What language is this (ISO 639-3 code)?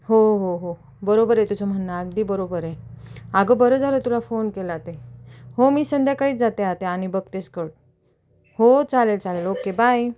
mar